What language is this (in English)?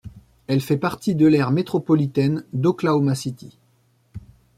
French